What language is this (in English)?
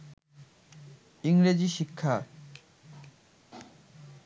Bangla